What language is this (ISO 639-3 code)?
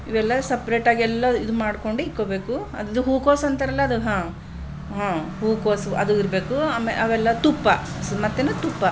kan